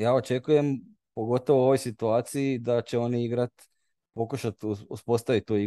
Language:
Croatian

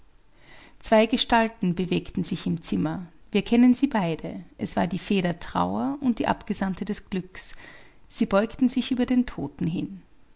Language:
German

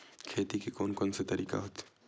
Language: Chhattisgarhi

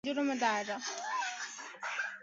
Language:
Chinese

